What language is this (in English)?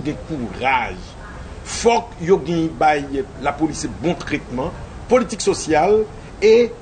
French